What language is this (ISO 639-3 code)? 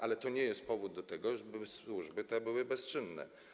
pol